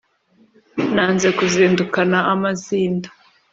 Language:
Kinyarwanda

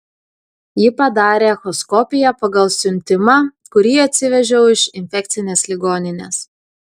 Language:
Lithuanian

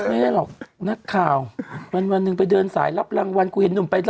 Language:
Thai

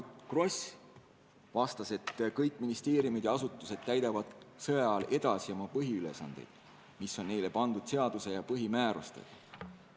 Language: Estonian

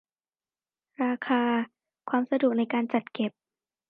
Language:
Thai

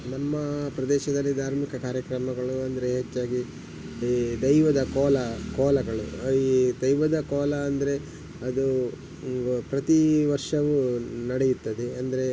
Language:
Kannada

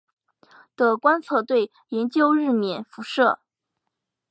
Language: Chinese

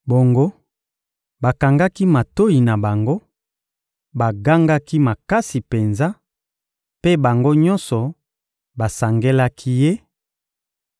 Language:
Lingala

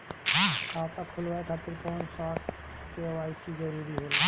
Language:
Bhojpuri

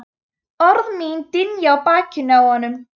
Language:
Icelandic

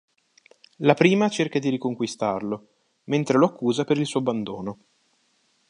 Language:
Italian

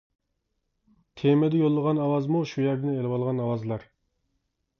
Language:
Uyghur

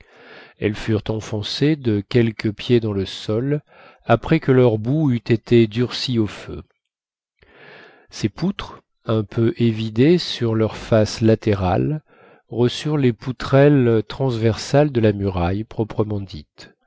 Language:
French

